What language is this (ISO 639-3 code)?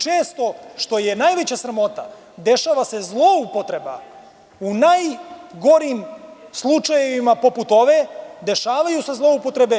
srp